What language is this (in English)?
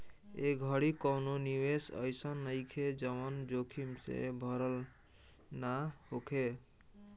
Bhojpuri